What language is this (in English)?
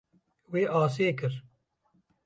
Kurdish